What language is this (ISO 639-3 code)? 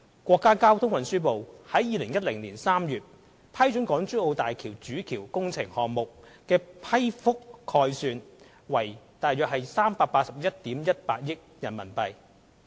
yue